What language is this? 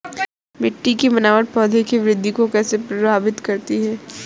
Hindi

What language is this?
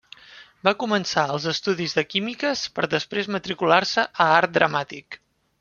Catalan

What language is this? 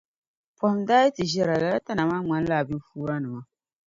Dagbani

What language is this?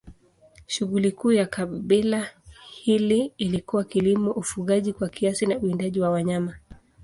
Swahili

